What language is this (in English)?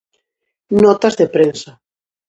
Galician